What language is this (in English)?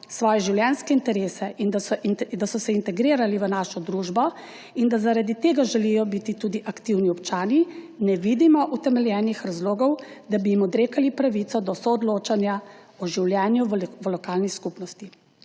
Slovenian